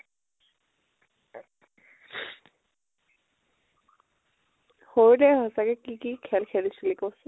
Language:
Assamese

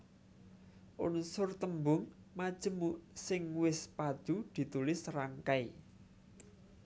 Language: Javanese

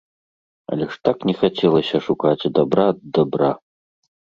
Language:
Belarusian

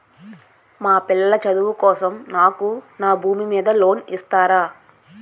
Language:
Telugu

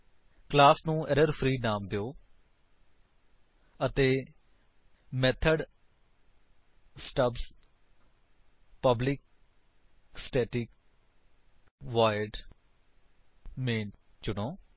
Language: Punjabi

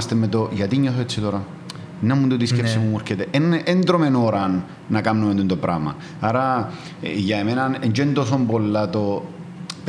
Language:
Greek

